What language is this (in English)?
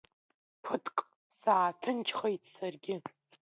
Abkhazian